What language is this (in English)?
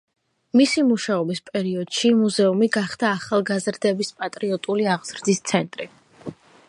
Georgian